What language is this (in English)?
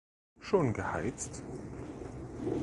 German